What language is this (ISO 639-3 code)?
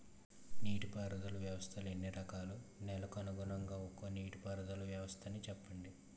tel